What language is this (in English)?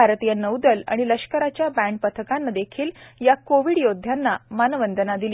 Marathi